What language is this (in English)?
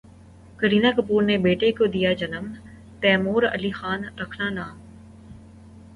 Urdu